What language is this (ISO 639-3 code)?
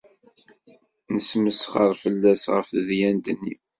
kab